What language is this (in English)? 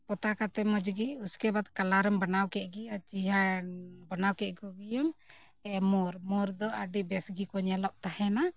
Santali